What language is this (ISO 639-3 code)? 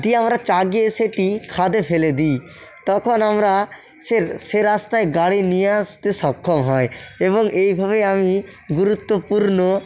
ben